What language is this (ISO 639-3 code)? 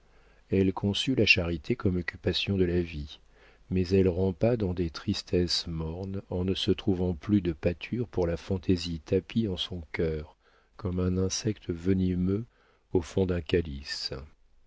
fra